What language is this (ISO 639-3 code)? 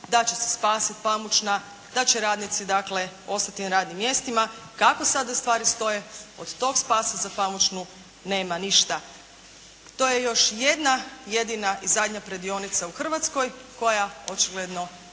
hrv